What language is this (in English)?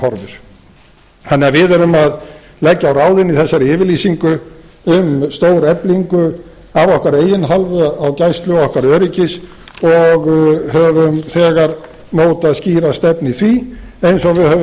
Icelandic